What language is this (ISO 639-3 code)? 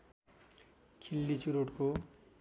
nep